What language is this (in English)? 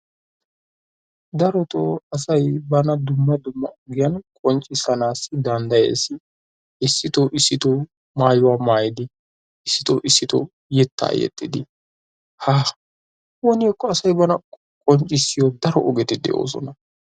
Wolaytta